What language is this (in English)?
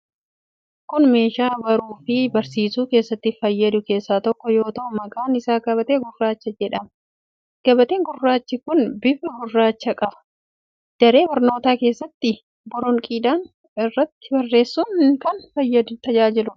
Oromo